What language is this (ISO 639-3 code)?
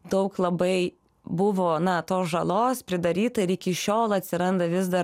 lit